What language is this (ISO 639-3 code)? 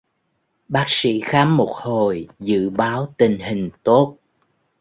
vie